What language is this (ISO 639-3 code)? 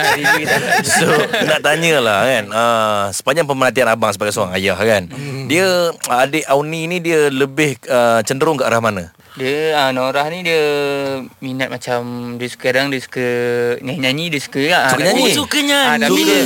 msa